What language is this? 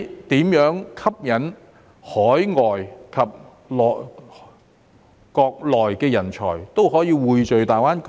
Cantonese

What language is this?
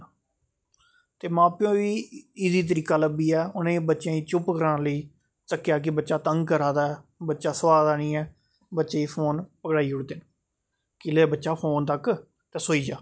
Dogri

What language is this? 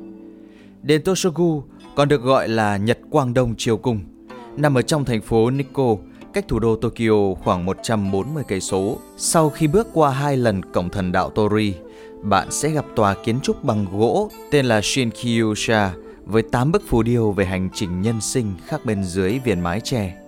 Vietnamese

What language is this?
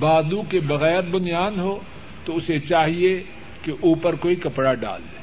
Urdu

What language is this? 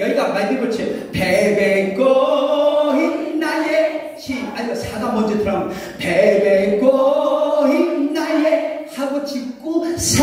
Korean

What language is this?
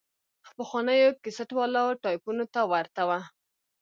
Pashto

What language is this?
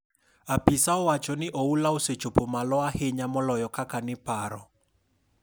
Luo (Kenya and Tanzania)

